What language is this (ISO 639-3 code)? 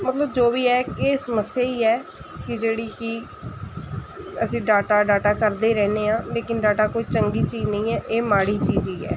pan